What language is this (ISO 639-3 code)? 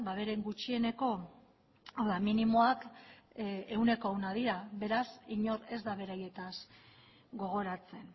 eus